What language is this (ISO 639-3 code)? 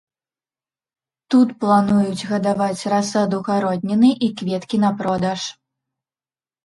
bel